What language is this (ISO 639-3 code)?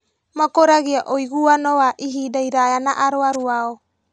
kik